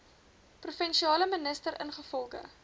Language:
Afrikaans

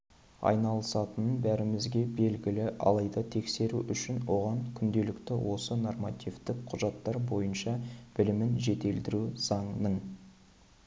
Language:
Kazakh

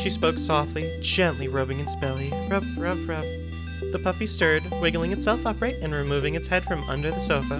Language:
English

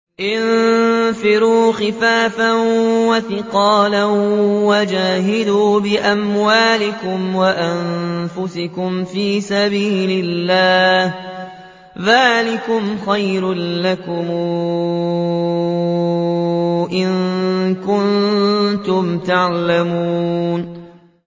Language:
Arabic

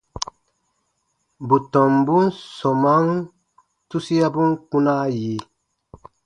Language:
Baatonum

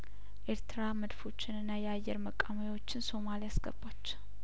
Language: Amharic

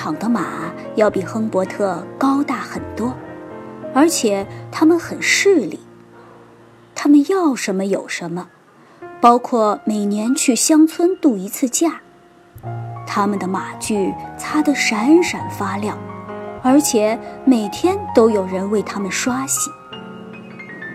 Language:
Chinese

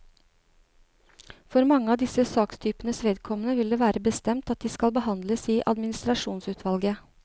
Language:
Norwegian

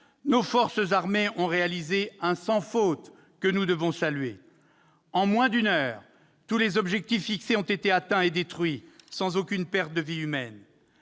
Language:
French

